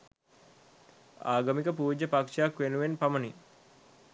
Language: Sinhala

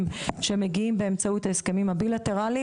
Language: Hebrew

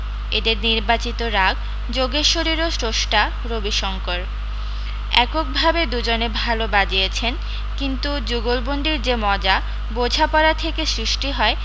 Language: Bangla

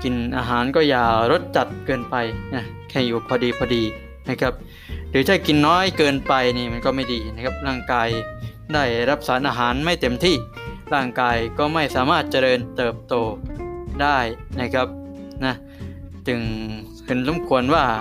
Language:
Thai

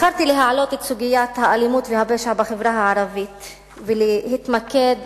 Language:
Hebrew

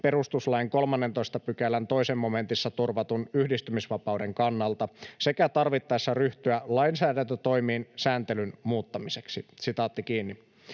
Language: Finnish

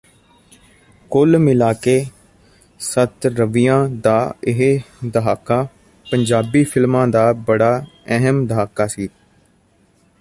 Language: Punjabi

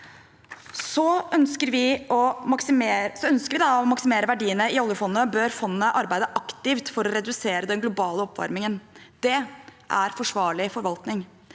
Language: Norwegian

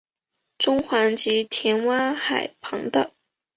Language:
Chinese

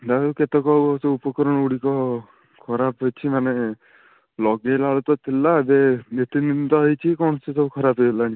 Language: Odia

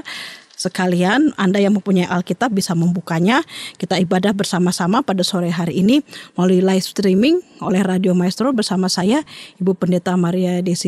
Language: Indonesian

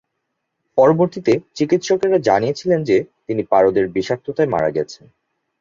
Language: Bangla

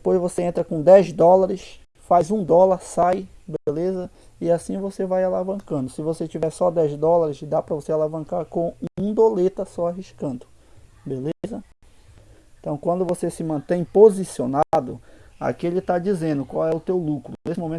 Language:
Portuguese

